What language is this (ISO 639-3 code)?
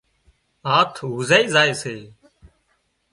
kxp